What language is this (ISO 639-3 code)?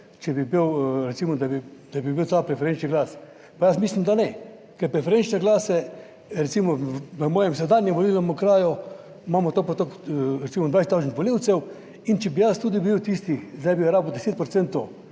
slv